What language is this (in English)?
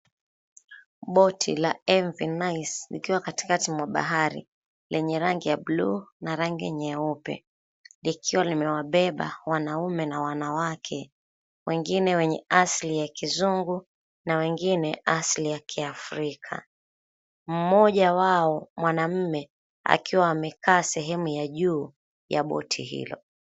Swahili